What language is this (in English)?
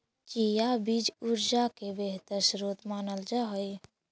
Magahi